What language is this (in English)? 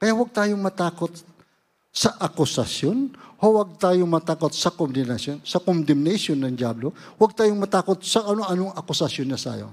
Filipino